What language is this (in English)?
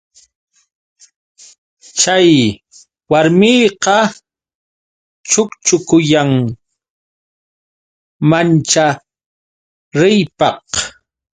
Yauyos Quechua